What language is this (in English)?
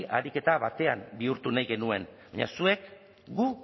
Basque